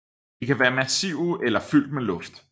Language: Danish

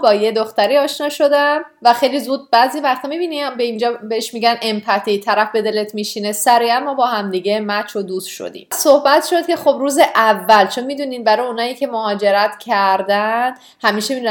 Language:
Persian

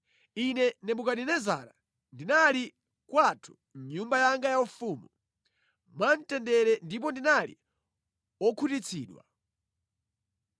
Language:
Nyanja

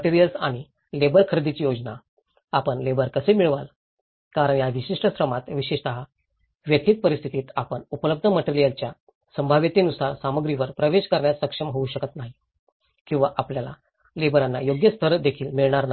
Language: Marathi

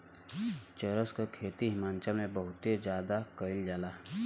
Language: Bhojpuri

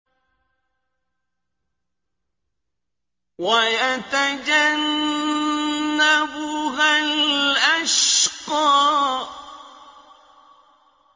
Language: Arabic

